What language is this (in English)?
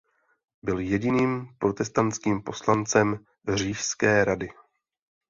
Czech